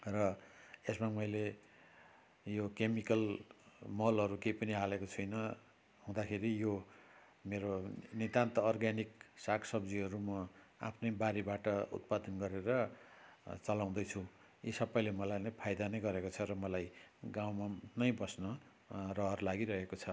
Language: Nepali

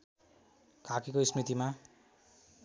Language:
Nepali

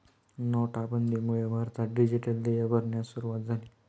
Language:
Marathi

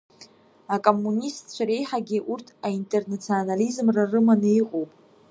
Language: Abkhazian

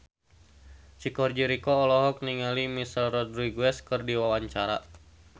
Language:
Sundanese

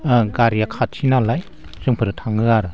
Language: Bodo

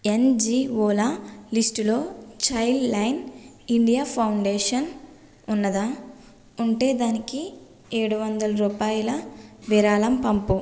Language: Telugu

